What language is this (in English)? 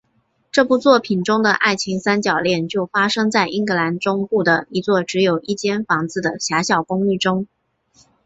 Chinese